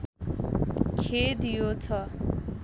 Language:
Nepali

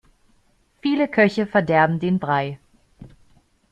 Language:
German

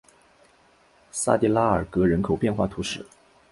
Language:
Chinese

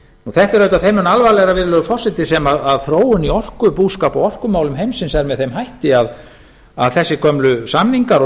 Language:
Icelandic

